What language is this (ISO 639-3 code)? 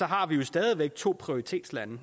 dan